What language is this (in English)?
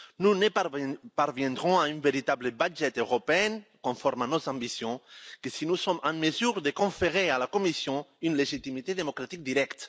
French